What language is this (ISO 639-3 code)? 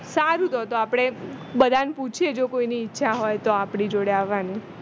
guj